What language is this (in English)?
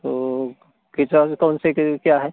Hindi